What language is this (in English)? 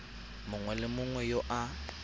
Tswana